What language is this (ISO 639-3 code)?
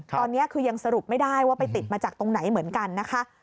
tha